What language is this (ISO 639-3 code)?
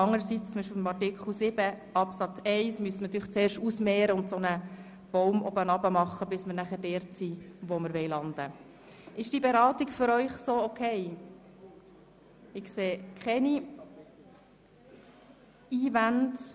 gsw